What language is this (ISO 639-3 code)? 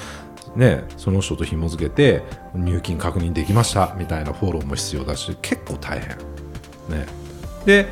jpn